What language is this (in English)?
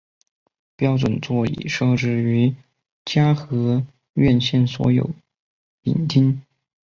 Chinese